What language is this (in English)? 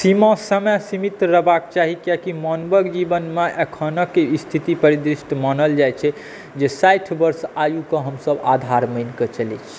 Maithili